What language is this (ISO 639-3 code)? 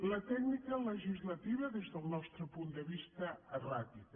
cat